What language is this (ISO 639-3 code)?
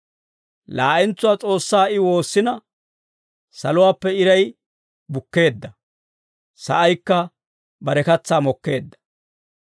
dwr